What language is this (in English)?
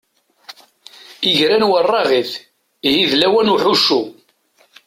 Kabyle